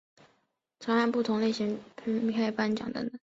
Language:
Chinese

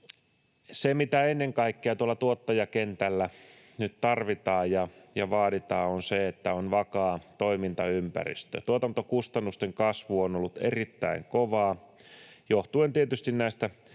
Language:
Finnish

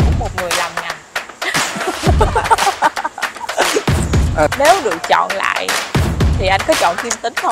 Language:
Vietnamese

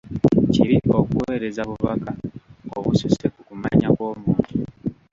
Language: Ganda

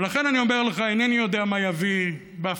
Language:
Hebrew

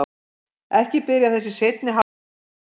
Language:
Icelandic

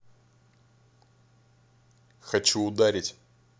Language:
Russian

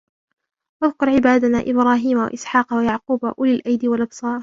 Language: Arabic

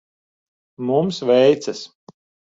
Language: Latvian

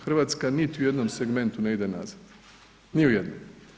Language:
Croatian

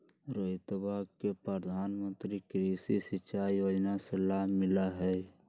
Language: Magahi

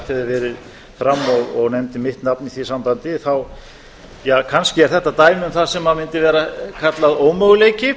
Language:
Icelandic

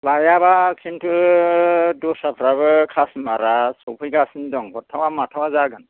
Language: Bodo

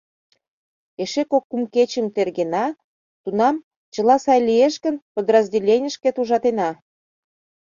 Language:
Mari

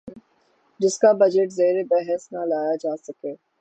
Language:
Urdu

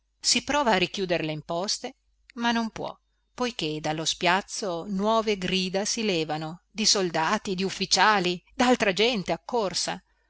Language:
Italian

